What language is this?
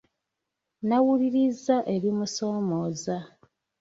Ganda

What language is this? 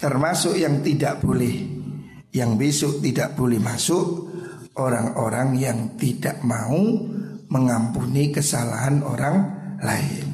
Indonesian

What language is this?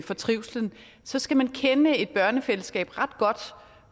Danish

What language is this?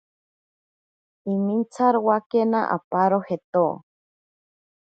Ashéninka Perené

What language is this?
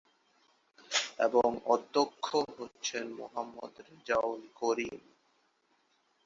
Bangla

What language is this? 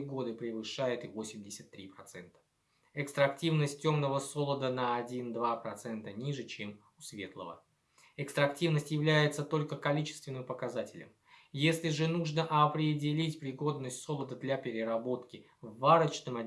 Russian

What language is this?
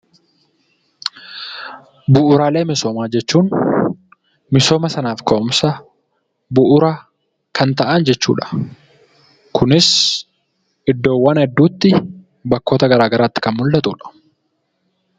Oromo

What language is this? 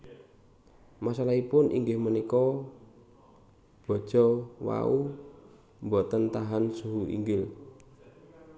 Javanese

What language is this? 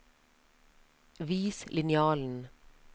Norwegian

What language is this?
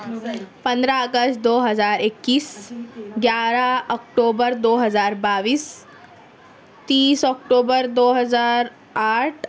Urdu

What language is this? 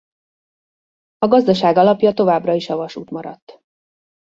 Hungarian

